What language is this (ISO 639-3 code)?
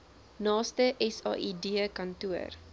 afr